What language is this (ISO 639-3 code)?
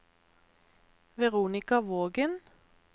nor